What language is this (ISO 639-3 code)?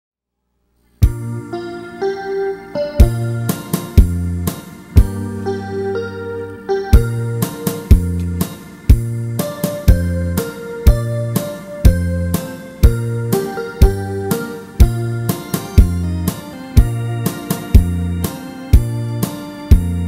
kor